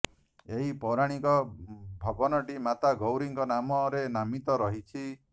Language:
Odia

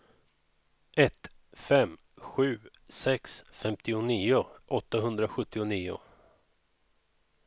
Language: Swedish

